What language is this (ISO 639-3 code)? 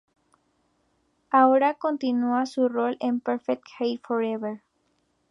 spa